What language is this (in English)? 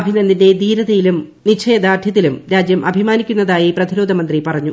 Malayalam